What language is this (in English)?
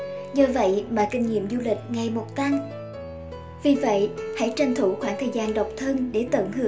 Vietnamese